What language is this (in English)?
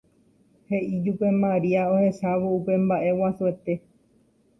Guarani